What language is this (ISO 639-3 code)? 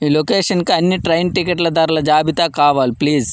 tel